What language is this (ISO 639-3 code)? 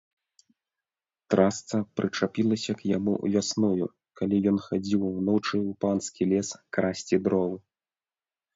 bel